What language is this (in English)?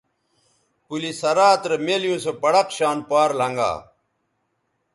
Bateri